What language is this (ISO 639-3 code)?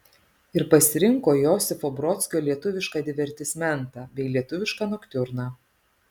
lit